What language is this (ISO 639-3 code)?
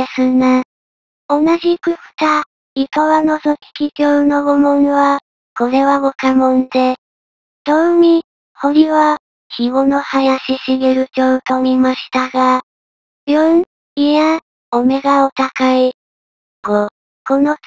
jpn